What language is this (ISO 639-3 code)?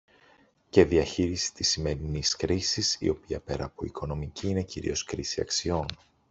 ell